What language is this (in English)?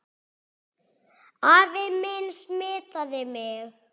Icelandic